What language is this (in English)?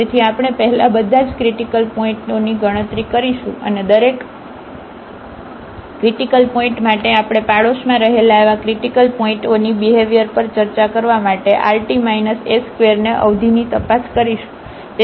Gujarati